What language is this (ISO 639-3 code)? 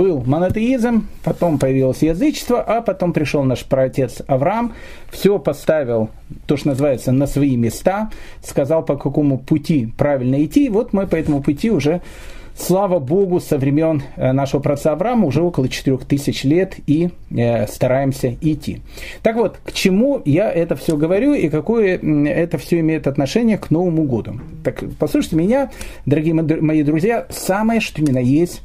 rus